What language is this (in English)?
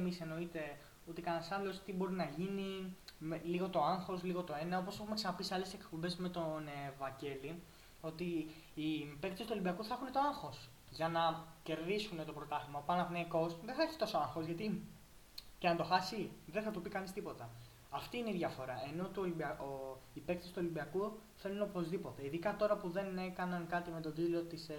Greek